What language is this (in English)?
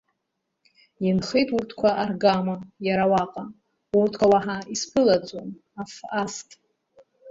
Abkhazian